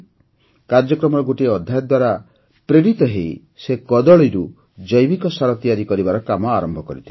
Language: Odia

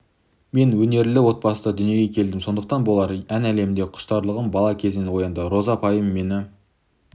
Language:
Kazakh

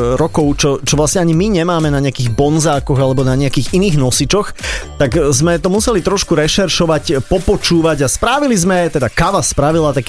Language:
Slovak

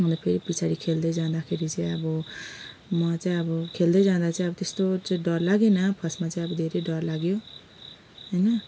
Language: Nepali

